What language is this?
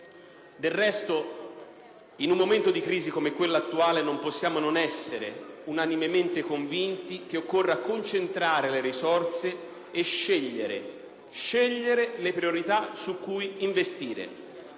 Italian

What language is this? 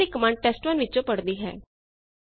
Punjabi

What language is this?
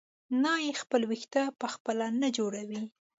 Pashto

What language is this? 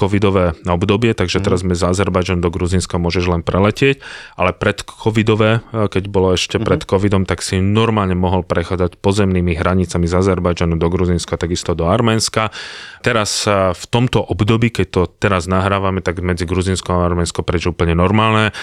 Slovak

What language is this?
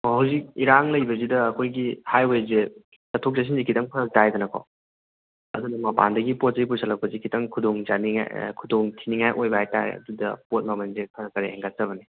Manipuri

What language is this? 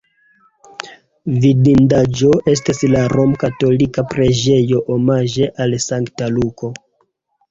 Esperanto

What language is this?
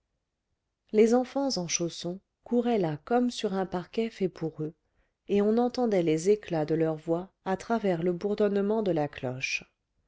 French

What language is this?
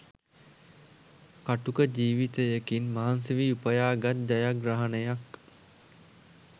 Sinhala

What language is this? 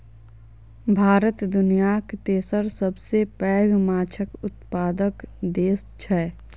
Maithili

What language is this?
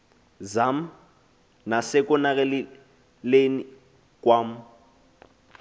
Xhosa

